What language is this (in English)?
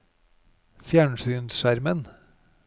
Norwegian